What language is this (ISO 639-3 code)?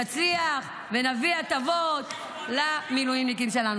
heb